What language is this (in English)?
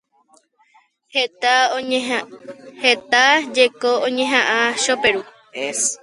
Guarani